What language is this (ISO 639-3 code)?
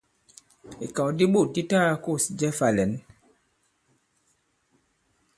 abb